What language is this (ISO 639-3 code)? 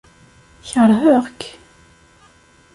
kab